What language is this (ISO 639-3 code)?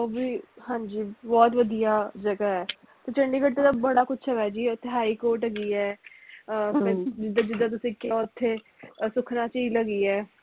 pan